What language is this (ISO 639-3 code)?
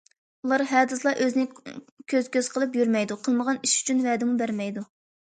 uig